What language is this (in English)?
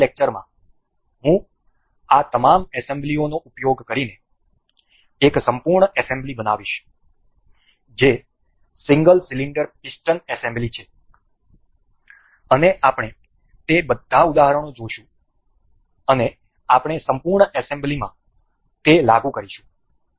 Gujarati